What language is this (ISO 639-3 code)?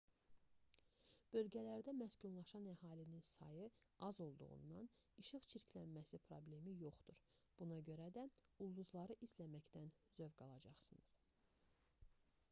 aze